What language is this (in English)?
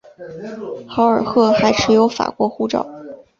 Chinese